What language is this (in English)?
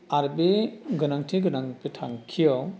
Bodo